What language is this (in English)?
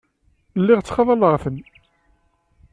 Kabyle